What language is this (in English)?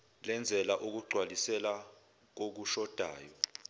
Zulu